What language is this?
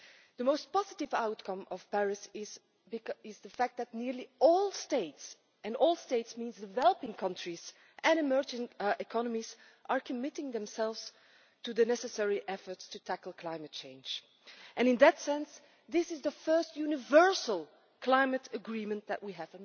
English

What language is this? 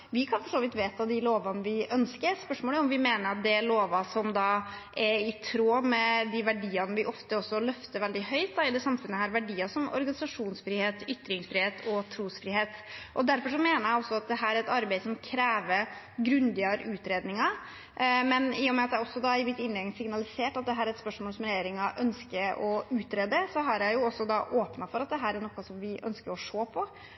Norwegian Bokmål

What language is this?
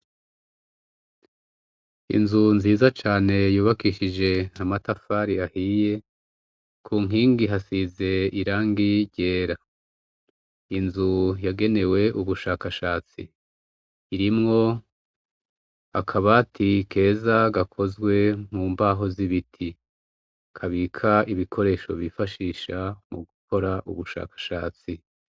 Rundi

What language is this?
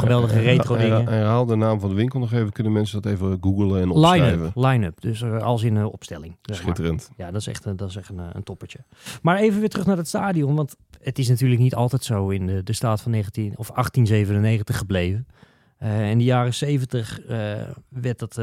Dutch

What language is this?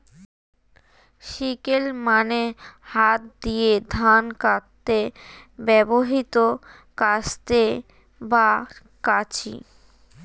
Bangla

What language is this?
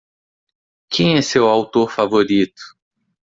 Portuguese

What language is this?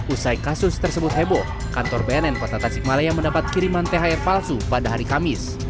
Indonesian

